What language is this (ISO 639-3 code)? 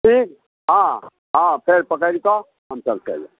mai